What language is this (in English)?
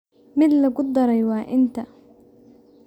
Somali